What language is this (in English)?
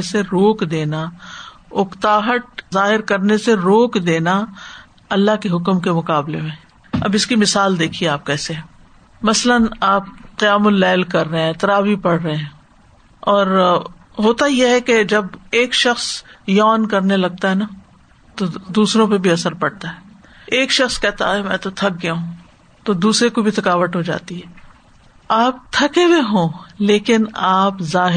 Urdu